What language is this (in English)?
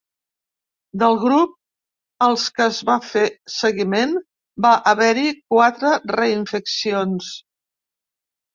Catalan